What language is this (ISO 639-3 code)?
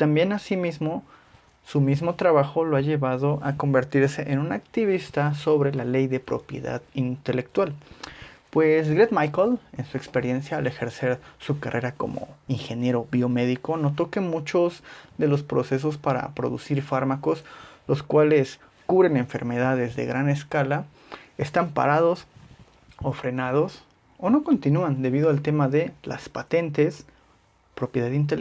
spa